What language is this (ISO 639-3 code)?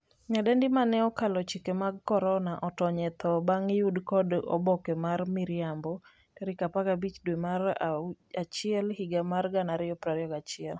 luo